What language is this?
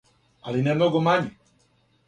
Serbian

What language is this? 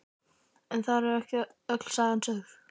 Icelandic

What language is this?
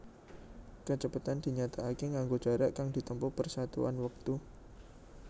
Javanese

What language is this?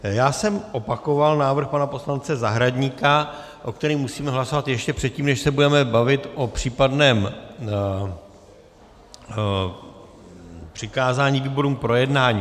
Czech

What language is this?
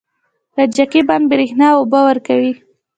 Pashto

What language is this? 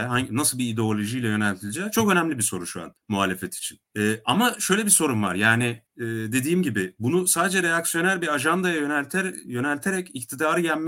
Turkish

